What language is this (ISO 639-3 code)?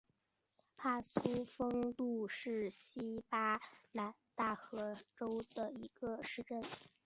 zho